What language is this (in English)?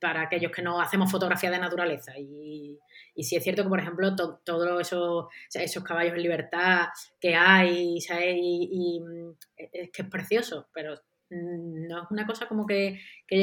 Spanish